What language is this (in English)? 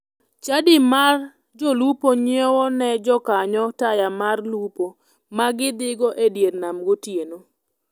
Luo (Kenya and Tanzania)